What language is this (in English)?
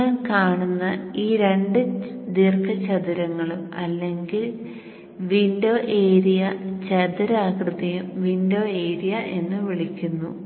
Malayalam